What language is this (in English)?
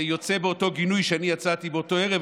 Hebrew